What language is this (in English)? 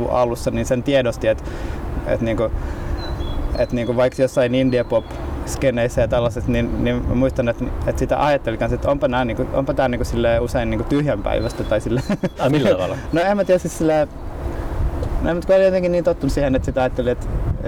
Finnish